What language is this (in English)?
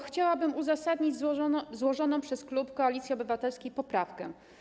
Polish